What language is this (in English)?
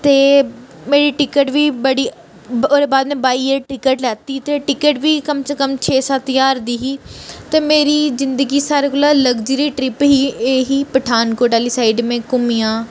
Dogri